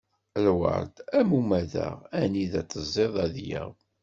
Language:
Kabyle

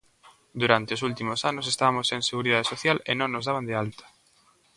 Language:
Galician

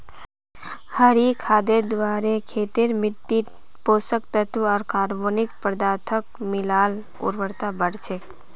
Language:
Magahi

